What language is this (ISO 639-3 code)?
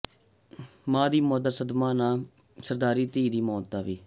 pan